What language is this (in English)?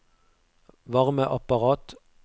Norwegian